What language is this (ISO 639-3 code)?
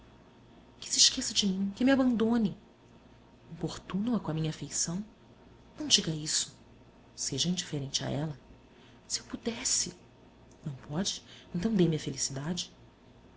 por